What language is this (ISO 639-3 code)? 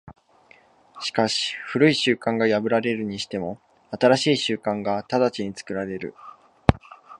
jpn